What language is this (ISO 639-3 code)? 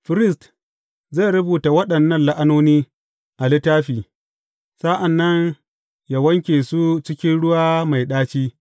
hau